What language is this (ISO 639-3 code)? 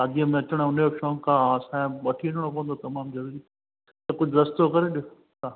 snd